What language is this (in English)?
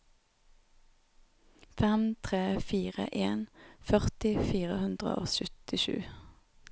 Norwegian